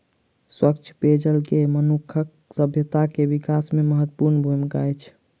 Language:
Maithili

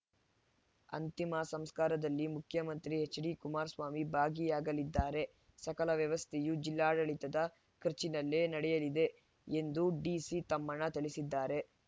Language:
Kannada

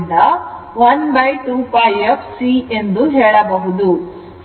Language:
Kannada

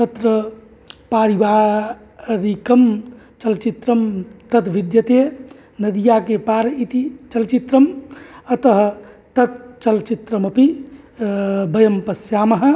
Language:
Sanskrit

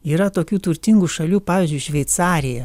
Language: Lithuanian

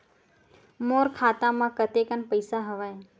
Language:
Chhattisgarhi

